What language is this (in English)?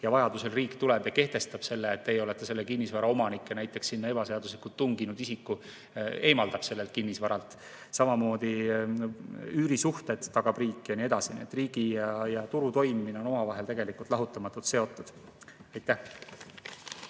Estonian